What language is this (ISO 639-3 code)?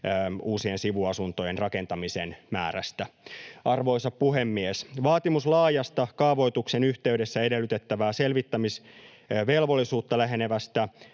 fin